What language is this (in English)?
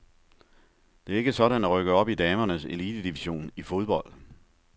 Danish